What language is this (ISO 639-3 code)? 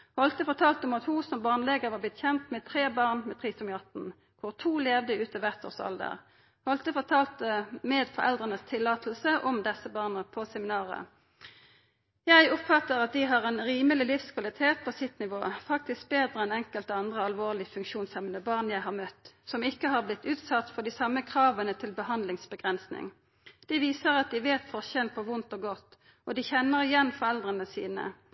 nno